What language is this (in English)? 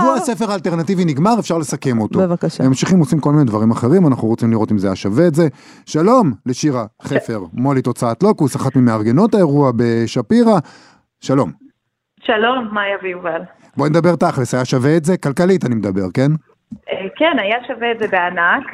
Hebrew